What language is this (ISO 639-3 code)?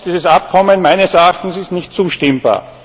deu